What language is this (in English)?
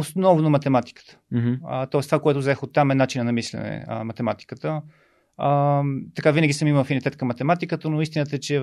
Bulgarian